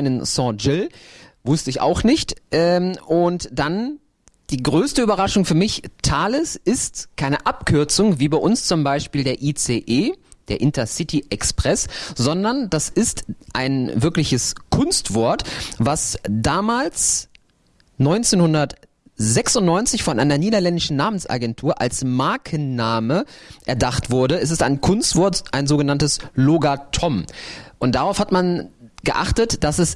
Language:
German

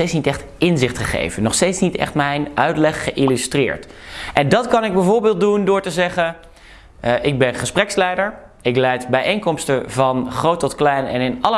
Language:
Dutch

